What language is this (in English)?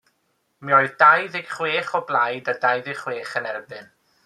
Welsh